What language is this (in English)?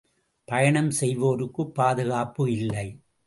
Tamil